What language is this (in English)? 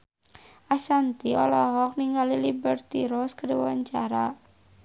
Sundanese